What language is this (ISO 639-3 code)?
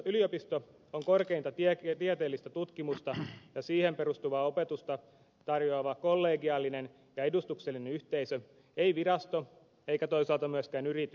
fin